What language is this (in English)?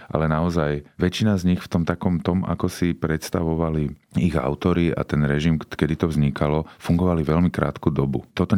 Slovak